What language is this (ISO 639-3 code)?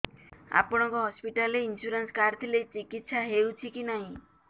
ori